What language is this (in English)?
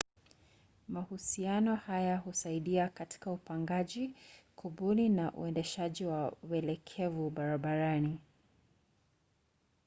Swahili